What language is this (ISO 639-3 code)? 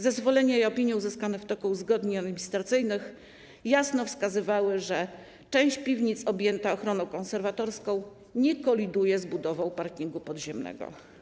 pol